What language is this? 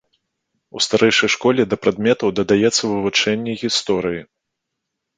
Belarusian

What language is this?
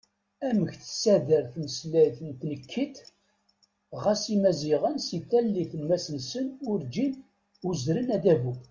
Kabyle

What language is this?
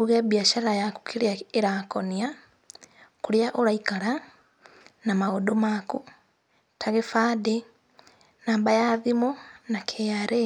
Kikuyu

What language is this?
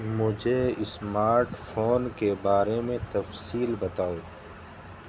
Urdu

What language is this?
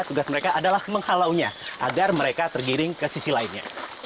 Indonesian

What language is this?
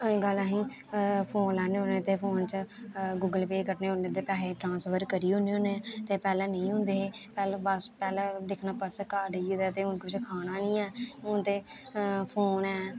Dogri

